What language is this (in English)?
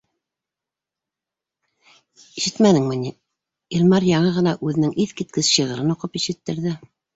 Bashkir